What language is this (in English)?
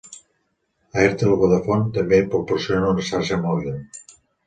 Catalan